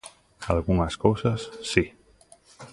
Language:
Galician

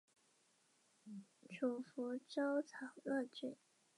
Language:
Chinese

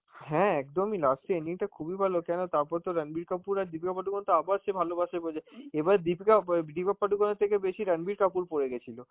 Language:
Bangla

